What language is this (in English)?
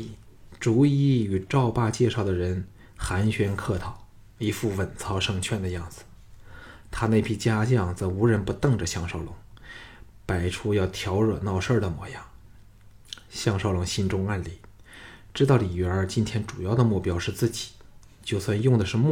Chinese